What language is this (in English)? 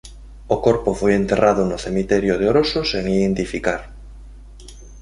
Galician